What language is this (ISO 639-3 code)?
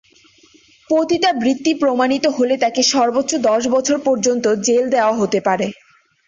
ben